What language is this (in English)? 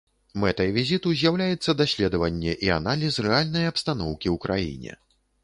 Belarusian